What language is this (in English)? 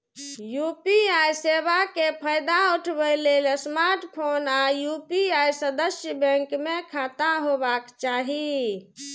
Maithili